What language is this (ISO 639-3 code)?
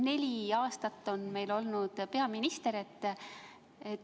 est